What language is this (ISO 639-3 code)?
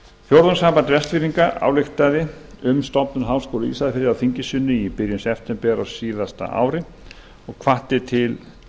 isl